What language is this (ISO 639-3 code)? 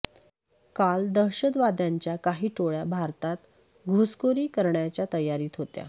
mar